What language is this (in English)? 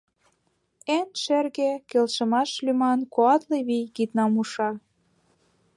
Mari